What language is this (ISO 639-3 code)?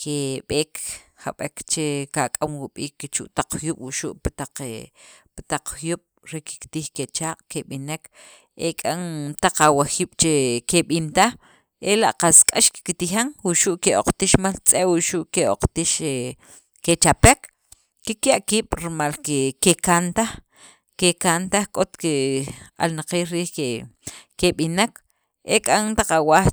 quv